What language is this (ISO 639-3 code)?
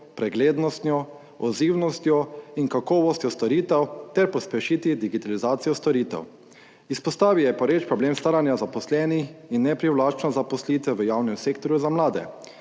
slv